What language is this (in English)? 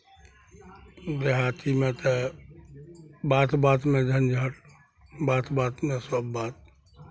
Maithili